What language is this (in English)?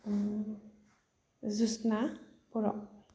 Bodo